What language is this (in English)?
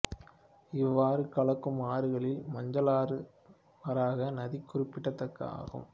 Tamil